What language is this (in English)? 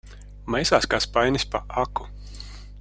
Latvian